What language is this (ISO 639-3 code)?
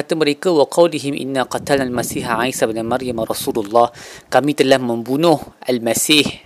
msa